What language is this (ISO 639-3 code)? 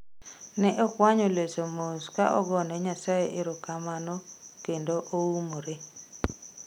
luo